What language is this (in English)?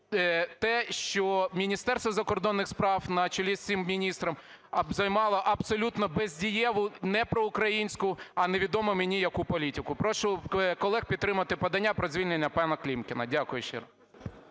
Ukrainian